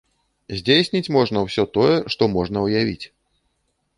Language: Belarusian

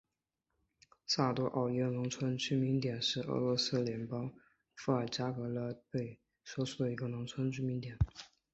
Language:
Chinese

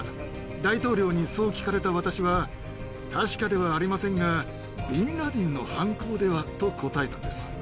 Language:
Japanese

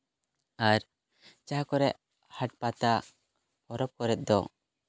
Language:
Santali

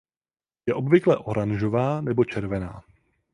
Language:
Czech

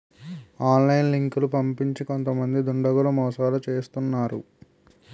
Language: Telugu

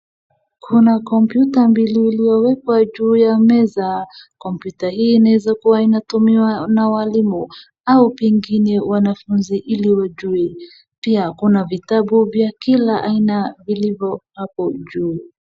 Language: Swahili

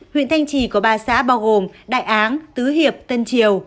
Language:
Vietnamese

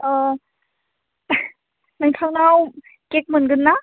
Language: Bodo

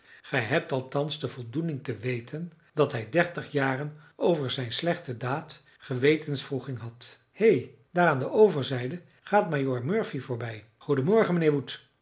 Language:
Dutch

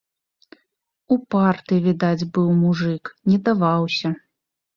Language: Belarusian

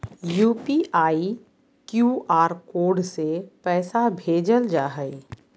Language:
Magahi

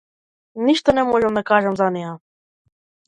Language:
Macedonian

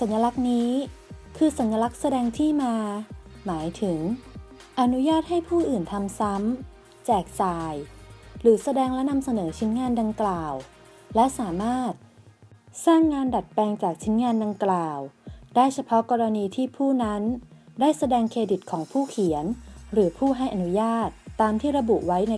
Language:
Thai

